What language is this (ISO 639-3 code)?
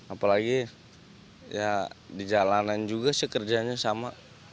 ind